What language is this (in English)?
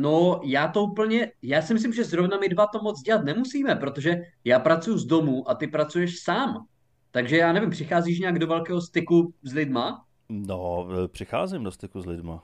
Czech